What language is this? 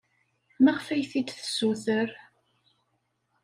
Kabyle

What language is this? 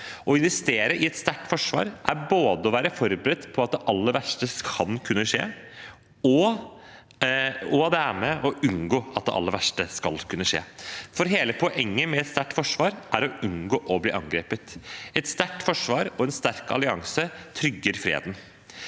Norwegian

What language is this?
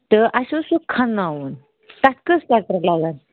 Kashmiri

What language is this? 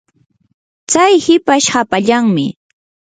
Yanahuanca Pasco Quechua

